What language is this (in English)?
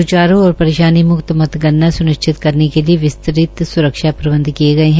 Hindi